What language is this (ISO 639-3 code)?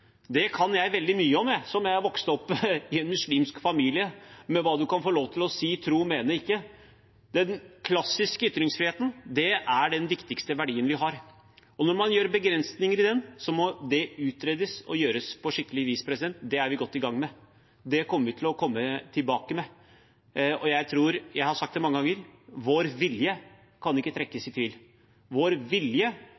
nob